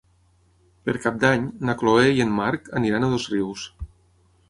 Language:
Catalan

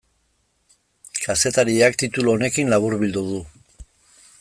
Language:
Basque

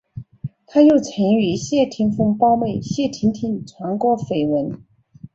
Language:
Chinese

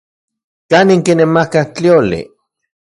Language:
Central Puebla Nahuatl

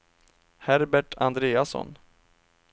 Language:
Swedish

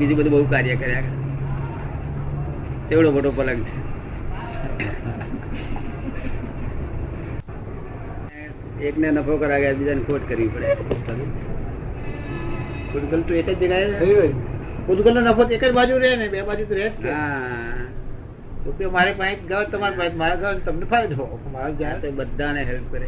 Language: Gujarati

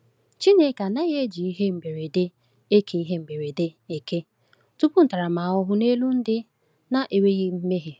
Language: Igbo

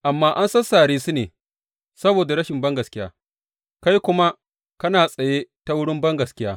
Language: Hausa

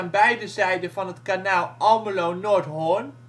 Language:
Dutch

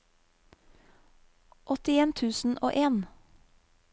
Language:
Norwegian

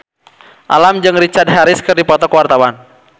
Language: Sundanese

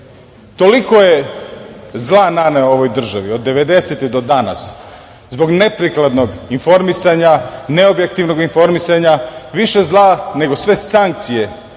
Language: Serbian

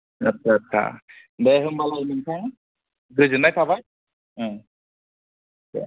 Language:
Bodo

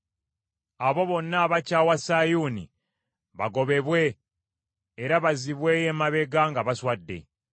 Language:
Ganda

